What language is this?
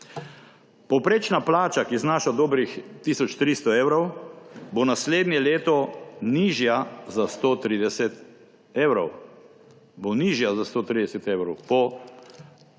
Slovenian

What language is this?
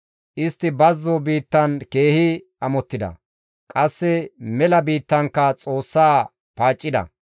Gamo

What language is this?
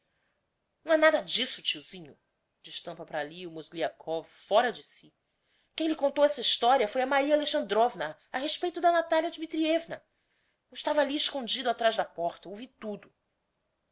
Portuguese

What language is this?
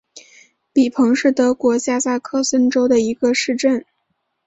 Chinese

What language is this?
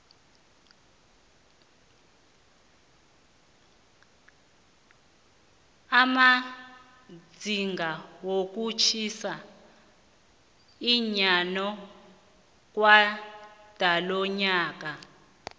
South Ndebele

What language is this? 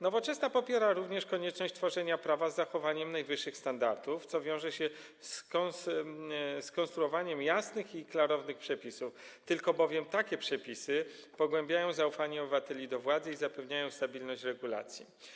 Polish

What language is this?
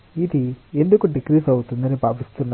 Telugu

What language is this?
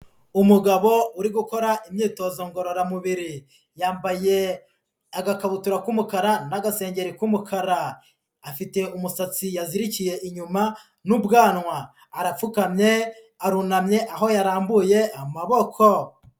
Kinyarwanda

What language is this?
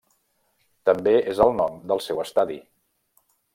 Catalan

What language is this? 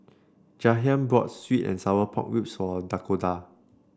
English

